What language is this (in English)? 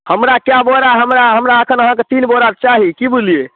Maithili